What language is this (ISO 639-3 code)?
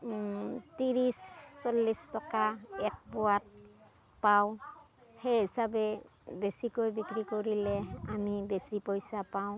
asm